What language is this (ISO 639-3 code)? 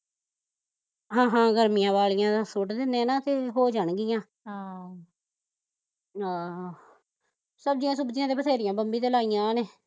pan